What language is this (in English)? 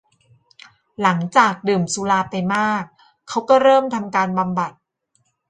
Thai